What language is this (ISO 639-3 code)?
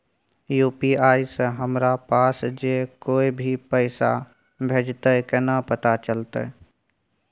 mai